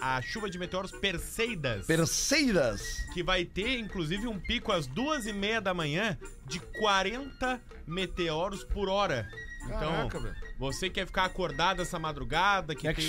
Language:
Portuguese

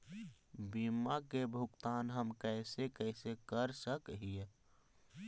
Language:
Magahi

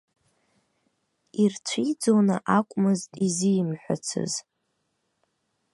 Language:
Abkhazian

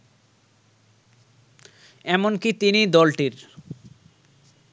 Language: Bangla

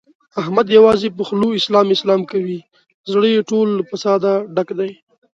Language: Pashto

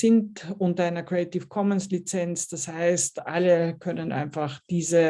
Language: German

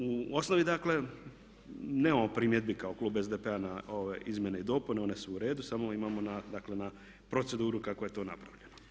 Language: Croatian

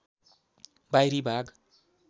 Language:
Nepali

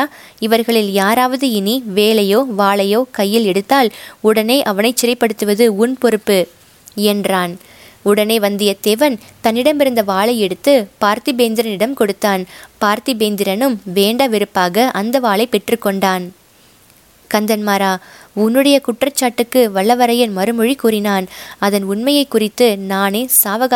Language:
Tamil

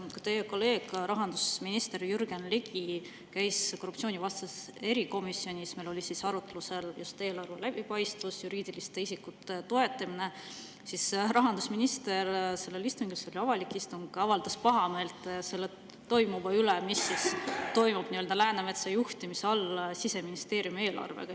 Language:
Estonian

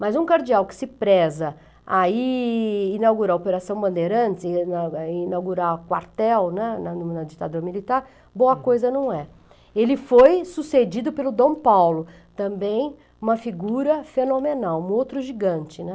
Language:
Portuguese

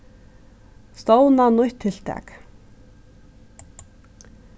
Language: Faroese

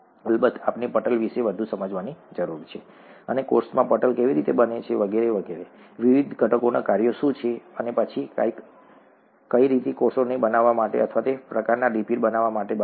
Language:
Gujarati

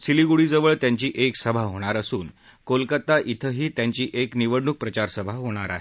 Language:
Marathi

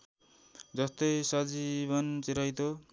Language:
Nepali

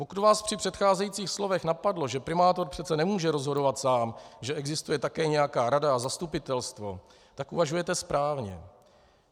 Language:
Czech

